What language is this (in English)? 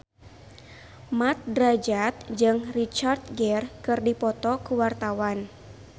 Sundanese